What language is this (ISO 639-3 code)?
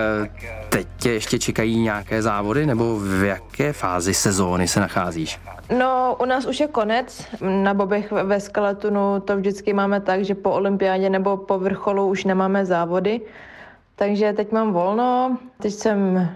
ces